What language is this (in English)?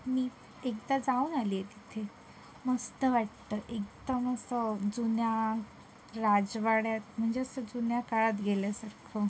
Marathi